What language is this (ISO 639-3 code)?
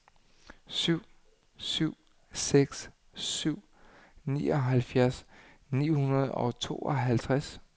dan